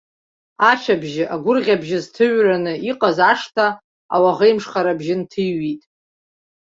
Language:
Abkhazian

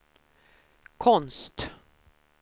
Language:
Swedish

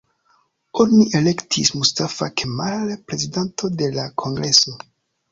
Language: Esperanto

